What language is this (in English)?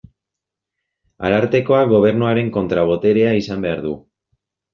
Basque